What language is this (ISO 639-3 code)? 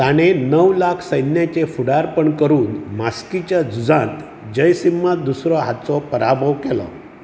kok